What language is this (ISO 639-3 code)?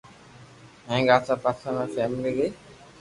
lrk